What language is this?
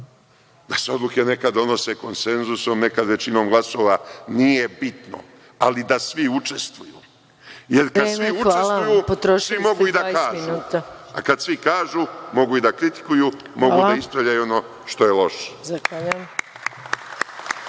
Serbian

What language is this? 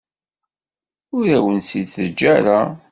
Kabyle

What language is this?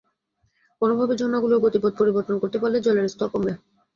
Bangla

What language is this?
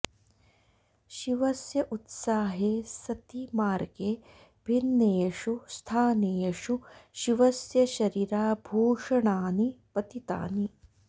Sanskrit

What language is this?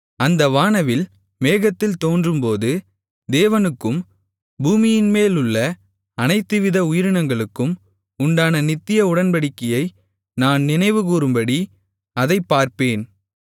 Tamil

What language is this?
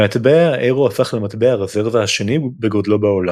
Hebrew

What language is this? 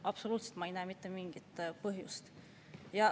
Estonian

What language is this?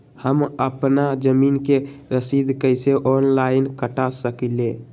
Magahi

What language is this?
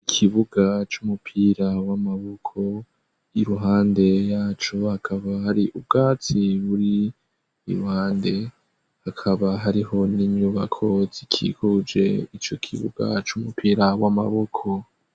Rundi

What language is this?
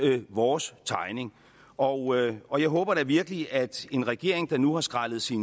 Danish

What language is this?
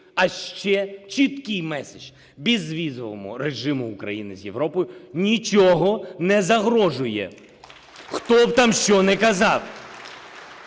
Ukrainian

